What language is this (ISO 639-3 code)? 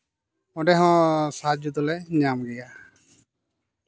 sat